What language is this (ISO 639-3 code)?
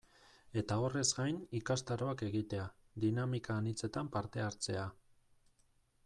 eus